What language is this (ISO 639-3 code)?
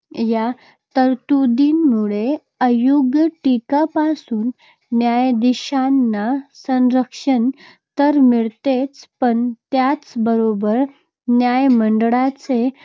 mar